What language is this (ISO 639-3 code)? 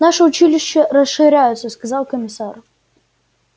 rus